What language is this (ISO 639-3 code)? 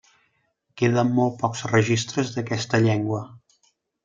cat